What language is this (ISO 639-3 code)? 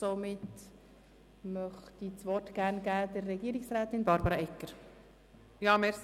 gsw